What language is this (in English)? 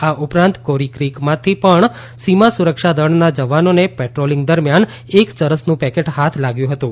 Gujarati